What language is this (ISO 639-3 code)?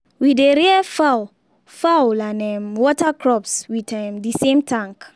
pcm